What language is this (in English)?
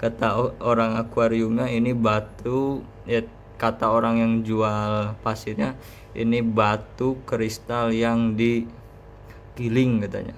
Indonesian